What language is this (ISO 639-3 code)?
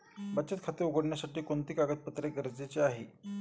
mar